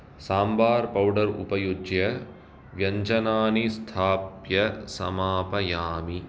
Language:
Sanskrit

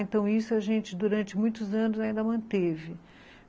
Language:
Portuguese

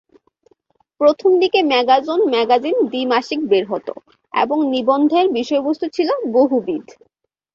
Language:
Bangla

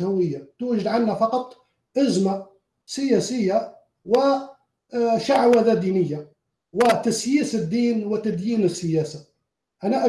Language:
Arabic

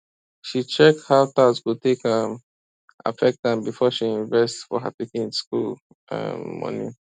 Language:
Nigerian Pidgin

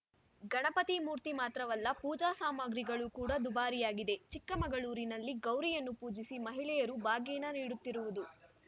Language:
Kannada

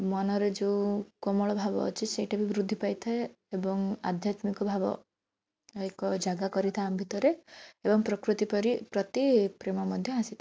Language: Odia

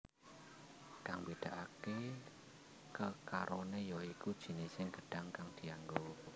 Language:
Javanese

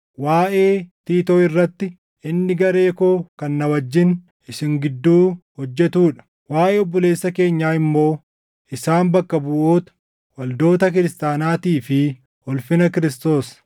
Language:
Oromo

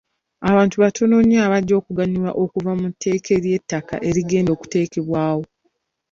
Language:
Ganda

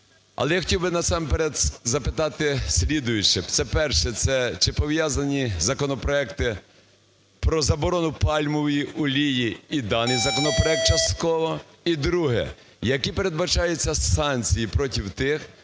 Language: Ukrainian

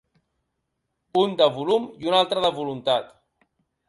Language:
Catalan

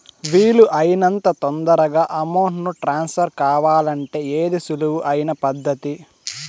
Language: Telugu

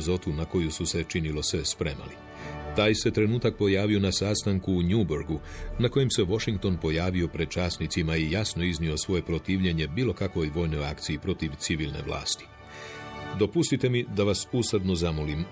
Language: Croatian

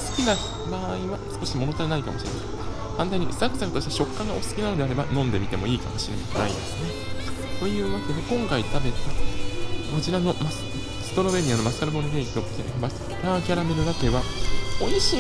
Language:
Japanese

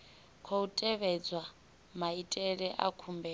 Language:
Venda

